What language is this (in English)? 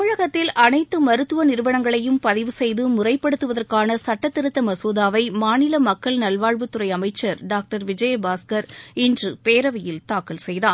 Tamil